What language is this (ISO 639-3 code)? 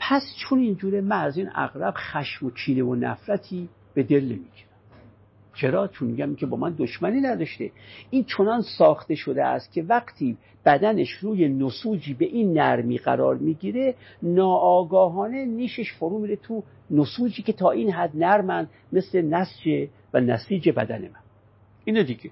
fas